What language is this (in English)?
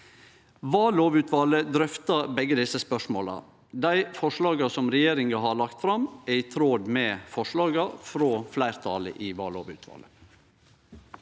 Norwegian